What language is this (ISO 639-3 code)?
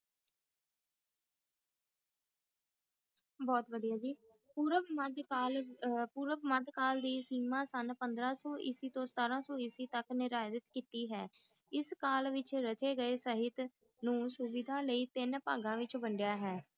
pan